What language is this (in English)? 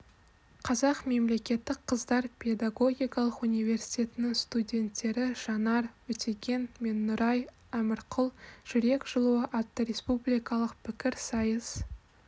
Kazakh